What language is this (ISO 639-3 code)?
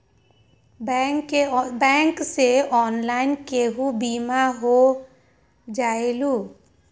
mag